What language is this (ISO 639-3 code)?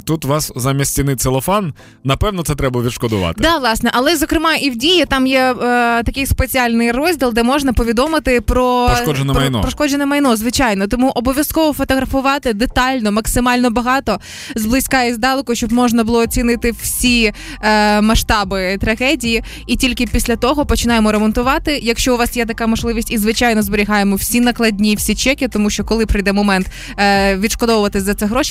ukr